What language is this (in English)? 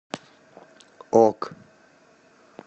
Russian